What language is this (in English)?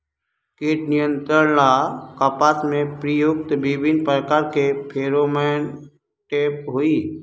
Magahi